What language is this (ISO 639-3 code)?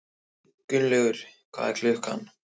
isl